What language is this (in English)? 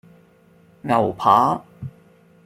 Cantonese